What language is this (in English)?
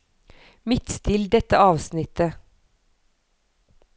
Norwegian